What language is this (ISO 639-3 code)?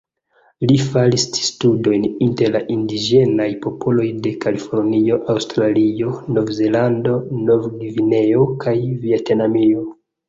epo